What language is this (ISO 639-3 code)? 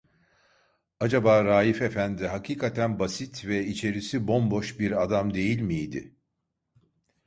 tur